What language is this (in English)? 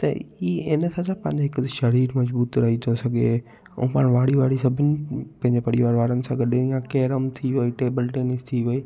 Sindhi